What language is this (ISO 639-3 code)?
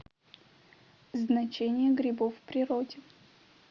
rus